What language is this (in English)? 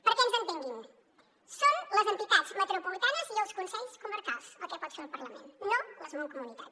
Catalan